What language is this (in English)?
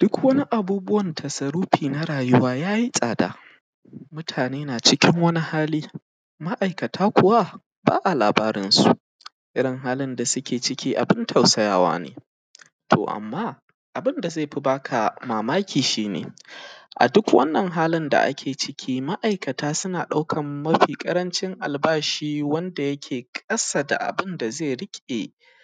Hausa